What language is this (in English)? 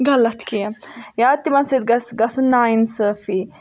Kashmiri